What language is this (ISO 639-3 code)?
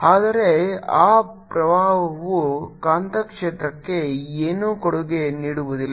kan